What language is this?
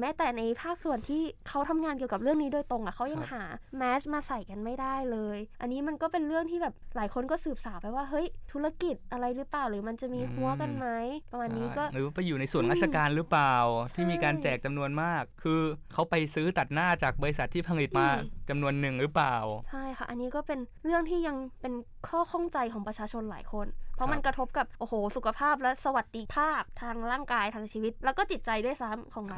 Thai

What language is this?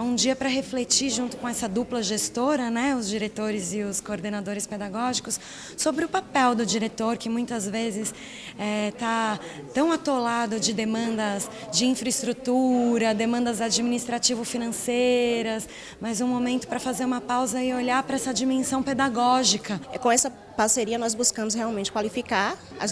Portuguese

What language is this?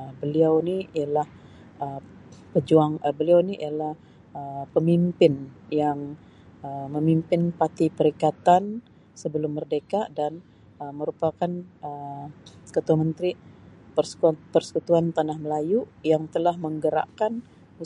Sabah Malay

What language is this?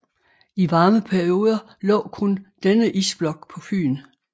Danish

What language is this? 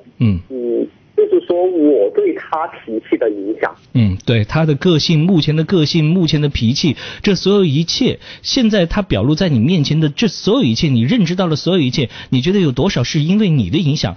Chinese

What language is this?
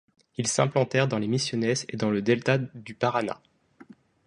French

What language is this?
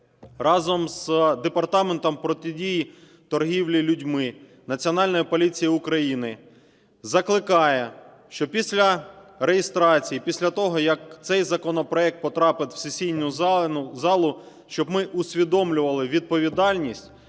Ukrainian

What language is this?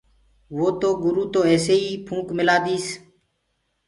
Gurgula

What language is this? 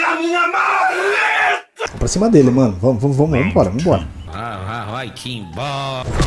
Portuguese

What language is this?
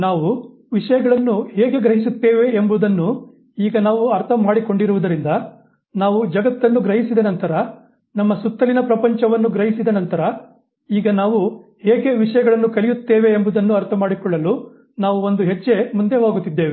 Kannada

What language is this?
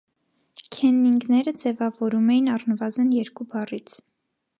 Armenian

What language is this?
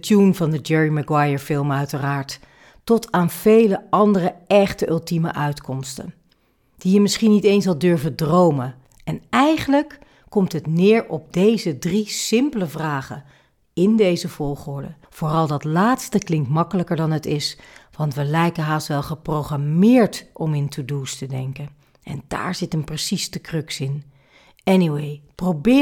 Dutch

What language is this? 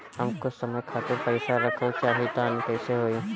Bhojpuri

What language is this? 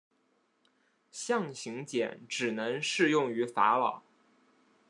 Chinese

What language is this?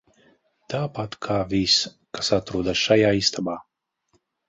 Latvian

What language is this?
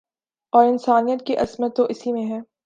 Urdu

